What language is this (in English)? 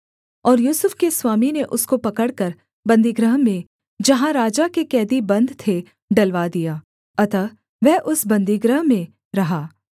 Hindi